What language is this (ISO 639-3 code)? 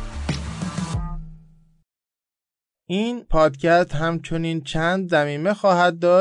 fas